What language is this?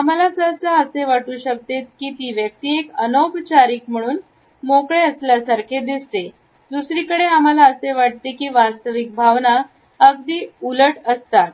Marathi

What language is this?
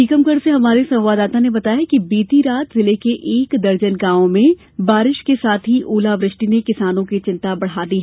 Hindi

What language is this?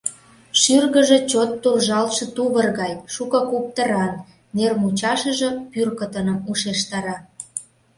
Mari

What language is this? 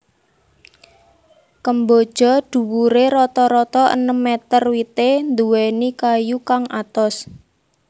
Javanese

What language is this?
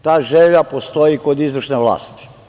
Serbian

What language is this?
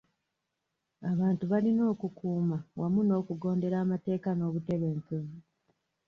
Ganda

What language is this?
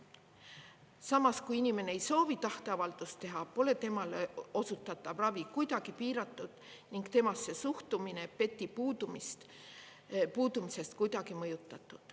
Estonian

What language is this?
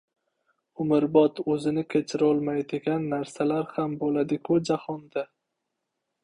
Uzbek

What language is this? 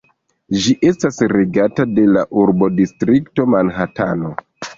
Esperanto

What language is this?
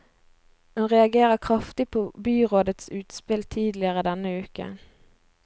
Norwegian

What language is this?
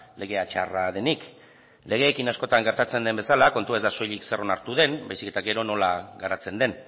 Basque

